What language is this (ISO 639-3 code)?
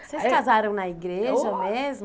por